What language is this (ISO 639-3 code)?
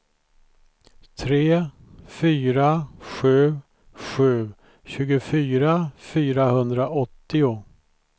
swe